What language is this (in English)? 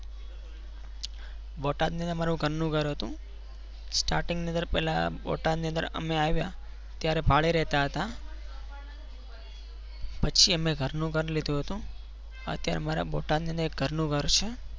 Gujarati